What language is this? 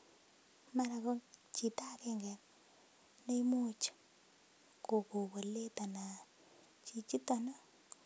Kalenjin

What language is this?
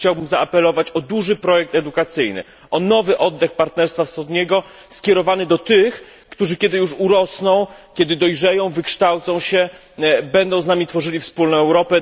Polish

